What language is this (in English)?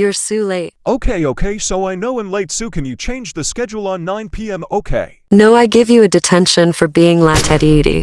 English